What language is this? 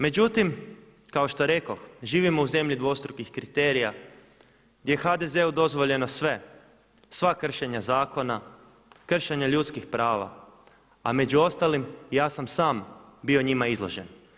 Croatian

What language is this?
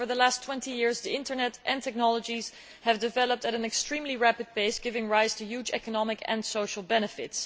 English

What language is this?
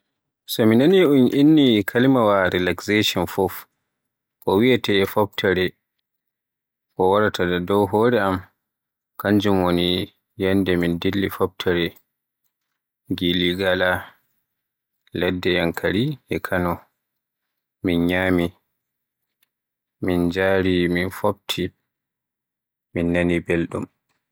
Borgu Fulfulde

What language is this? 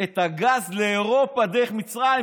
Hebrew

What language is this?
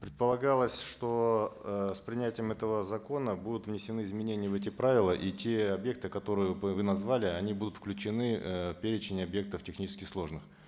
Kazakh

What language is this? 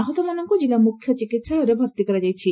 Odia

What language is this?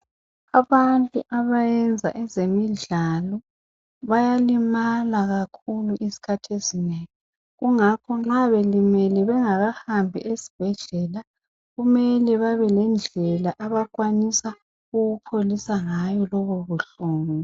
North Ndebele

